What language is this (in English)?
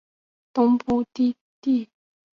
Chinese